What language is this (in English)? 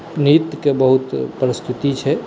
Maithili